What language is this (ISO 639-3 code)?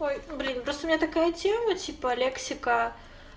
rus